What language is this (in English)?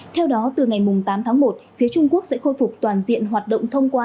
Vietnamese